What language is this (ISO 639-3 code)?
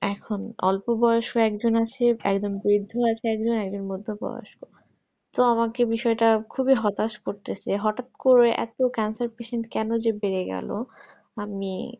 ben